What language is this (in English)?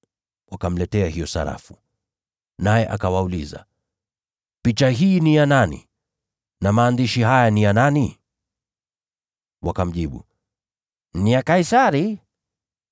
Swahili